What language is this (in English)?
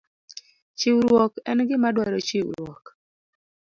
Luo (Kenya and Tanzania)